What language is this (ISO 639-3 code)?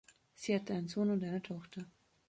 deu